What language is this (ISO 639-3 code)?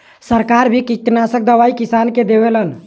bho